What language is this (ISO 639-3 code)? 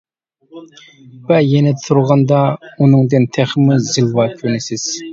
uig